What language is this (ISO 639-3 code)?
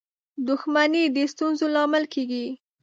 pus